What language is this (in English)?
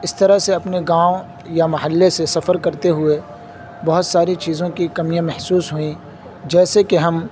Urdu